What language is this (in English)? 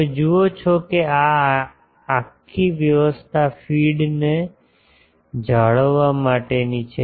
Gujarati